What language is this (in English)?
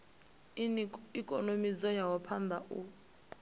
Venda